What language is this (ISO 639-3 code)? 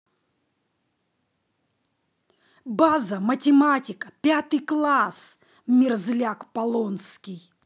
rus